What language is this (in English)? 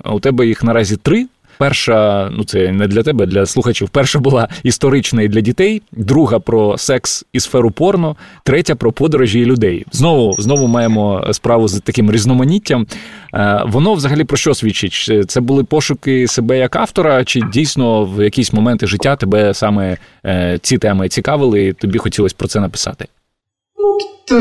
Ukrainian